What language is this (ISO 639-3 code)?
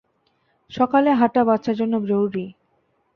ben